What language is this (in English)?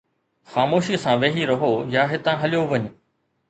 Sindhi